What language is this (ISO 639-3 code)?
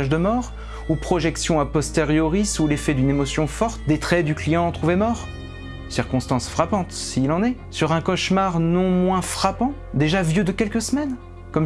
fra